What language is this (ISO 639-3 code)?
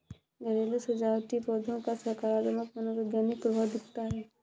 hin